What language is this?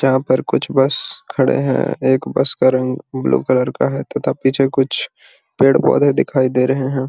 Magahi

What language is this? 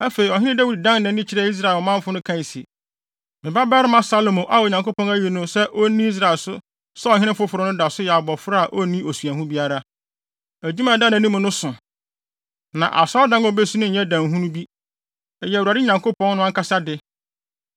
Akan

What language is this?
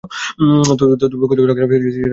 Bangla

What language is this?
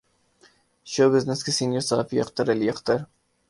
Urdu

